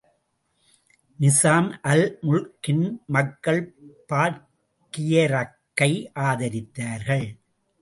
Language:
Tamil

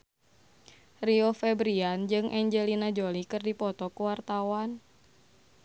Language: Sundanese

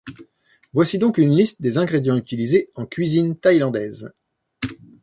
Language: French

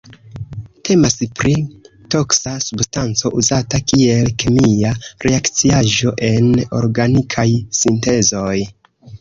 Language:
Esperanto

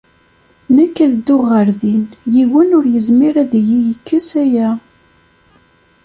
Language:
Kabyle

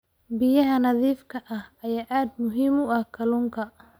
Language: Somali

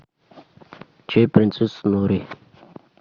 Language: Russian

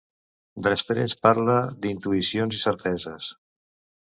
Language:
Catalan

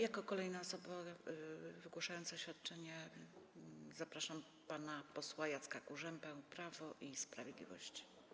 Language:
Polish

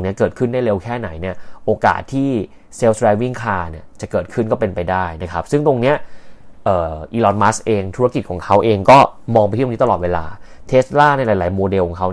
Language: Thai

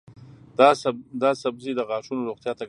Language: Pashto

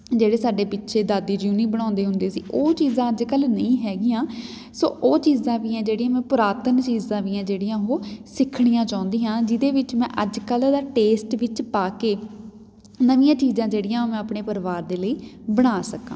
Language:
Punjabi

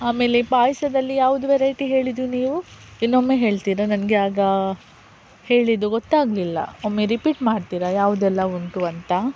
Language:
Kannada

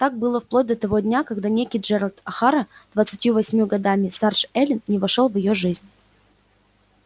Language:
Russian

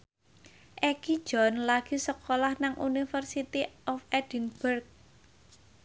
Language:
Javanese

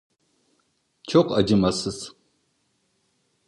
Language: Turkish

